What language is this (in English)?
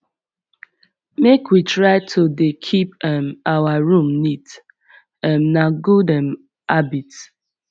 Nigerian Pidgin